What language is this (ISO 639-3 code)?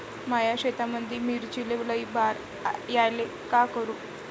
mar